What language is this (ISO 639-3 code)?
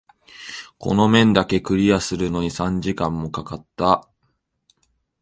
jpn